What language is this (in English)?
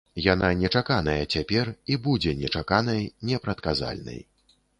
Belarusian